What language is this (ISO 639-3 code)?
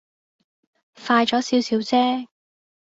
yue